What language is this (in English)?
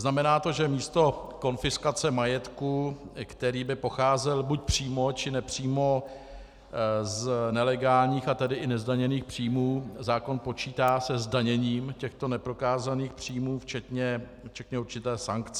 Czech